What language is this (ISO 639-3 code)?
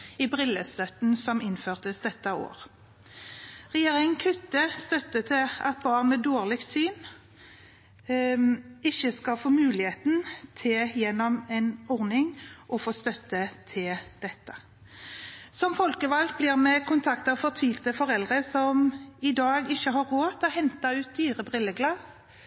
nob